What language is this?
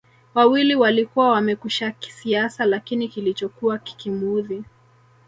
Swahili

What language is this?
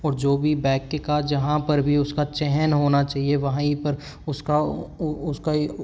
Hindi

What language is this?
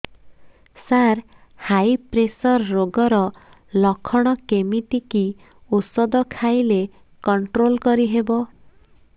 Odia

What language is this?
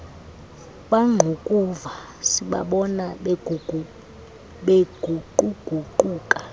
Xhosa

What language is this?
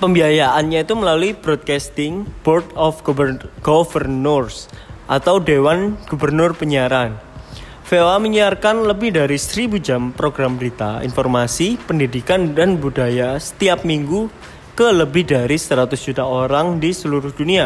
Indonesian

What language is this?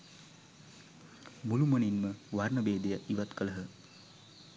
Sinhala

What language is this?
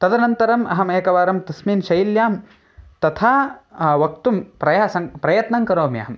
Sanskrit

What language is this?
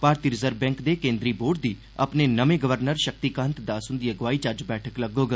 Dogri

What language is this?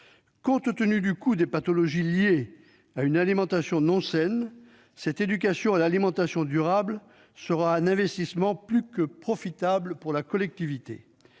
French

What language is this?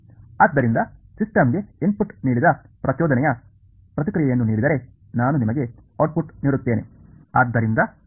Kannada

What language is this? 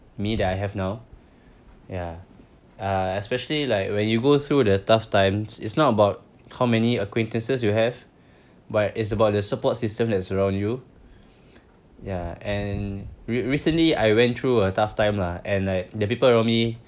English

